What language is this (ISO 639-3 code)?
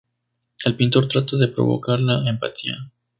spa